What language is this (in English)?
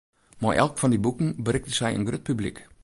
Western Frisian